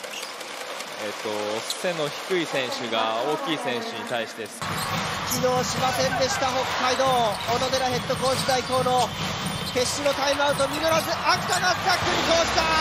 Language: Japanese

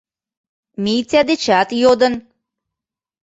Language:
Mari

